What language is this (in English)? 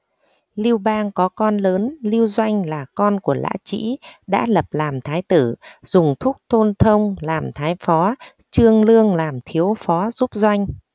Vietnamese